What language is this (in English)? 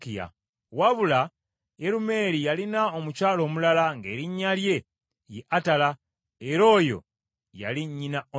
Ganda